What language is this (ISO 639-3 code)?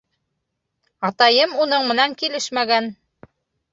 bak